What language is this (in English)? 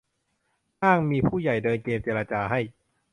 Thai